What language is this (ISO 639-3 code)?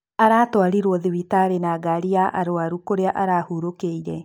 kik